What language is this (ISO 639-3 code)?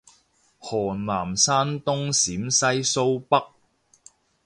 yue